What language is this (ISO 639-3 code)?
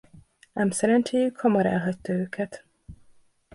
hun